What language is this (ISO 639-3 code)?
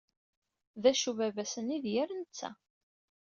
kab